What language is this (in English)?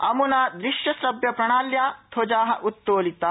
Sanskrit